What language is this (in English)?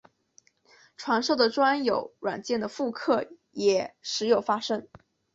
Chinese